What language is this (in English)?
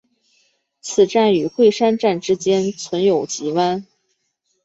Chinese